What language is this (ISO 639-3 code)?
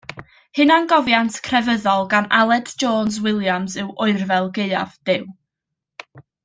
cym